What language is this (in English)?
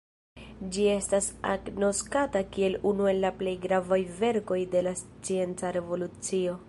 Esperanto